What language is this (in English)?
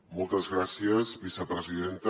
Catalan